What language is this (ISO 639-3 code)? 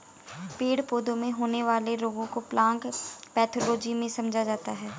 hin